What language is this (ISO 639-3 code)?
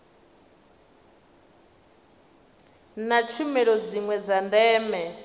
ven